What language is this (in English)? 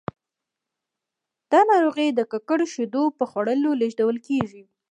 Pashto